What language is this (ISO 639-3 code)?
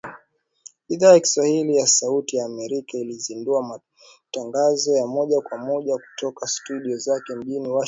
swa